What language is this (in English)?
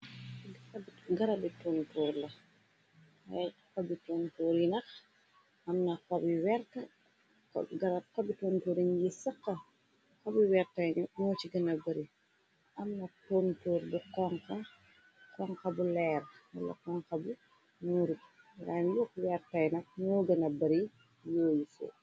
Wolof